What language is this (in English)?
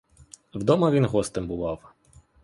Ukrainian